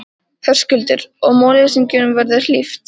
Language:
Icelandic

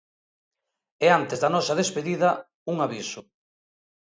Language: Galician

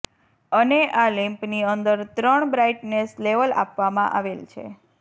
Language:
Gujarati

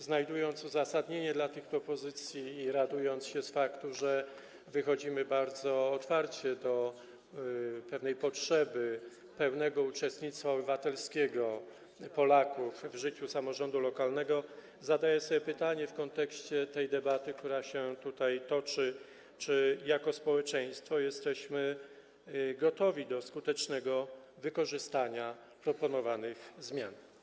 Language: Polish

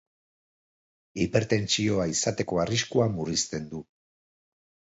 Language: Basque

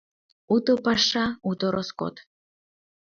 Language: Mari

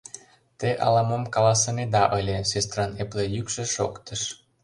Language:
Mari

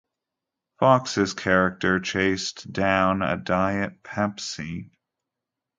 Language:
English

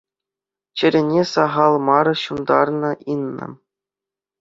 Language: Chuvash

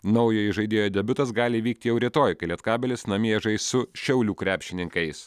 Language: Lithuanian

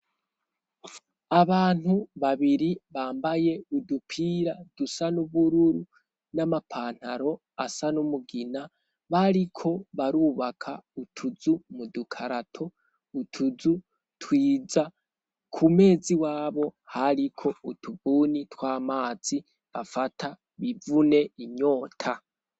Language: Rundi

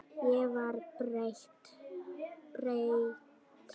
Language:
Icelandic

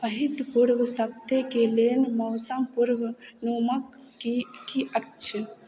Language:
Maithili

